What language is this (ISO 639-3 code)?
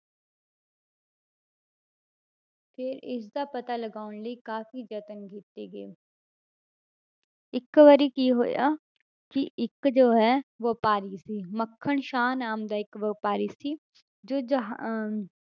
pan